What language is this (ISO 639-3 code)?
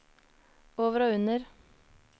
nor